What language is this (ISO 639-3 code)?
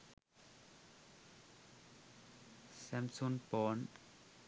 sin